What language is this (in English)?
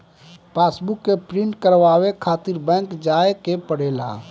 Bhojpuri